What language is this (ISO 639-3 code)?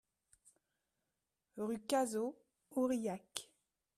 fra